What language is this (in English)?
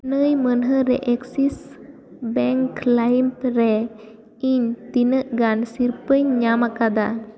Santali